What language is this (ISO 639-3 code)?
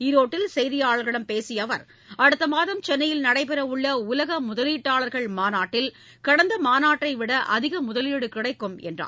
tam